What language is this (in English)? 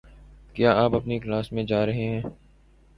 Urdu